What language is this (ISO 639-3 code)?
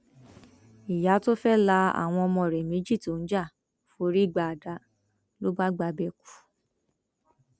yor